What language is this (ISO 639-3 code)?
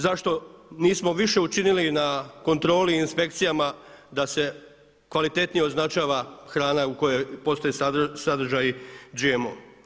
hrv